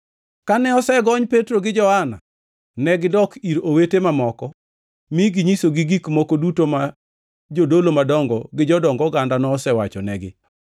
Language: Luo (Kenya and Tanzania)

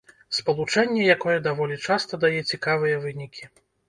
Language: Belarusian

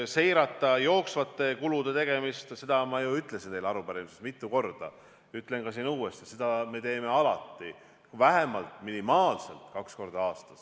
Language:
Estonian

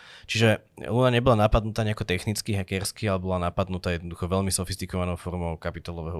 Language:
Slovak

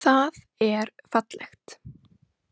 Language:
Icelandic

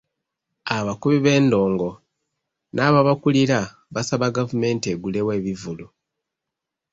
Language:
Ganda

